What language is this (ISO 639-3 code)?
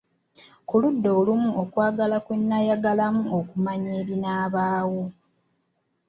lug